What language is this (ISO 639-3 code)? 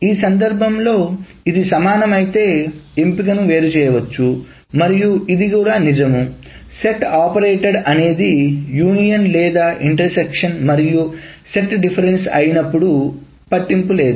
tel